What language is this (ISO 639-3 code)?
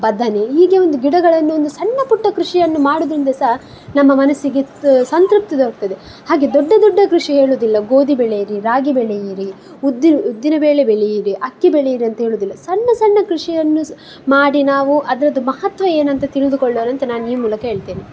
kan